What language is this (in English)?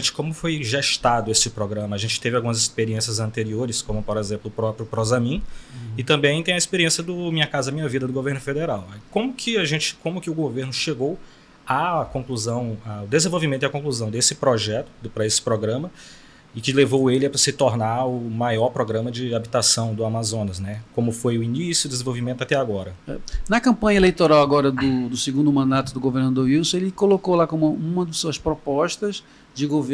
Portuguese